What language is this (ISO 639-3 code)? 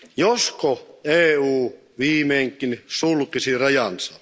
fin